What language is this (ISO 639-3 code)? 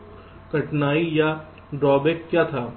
hin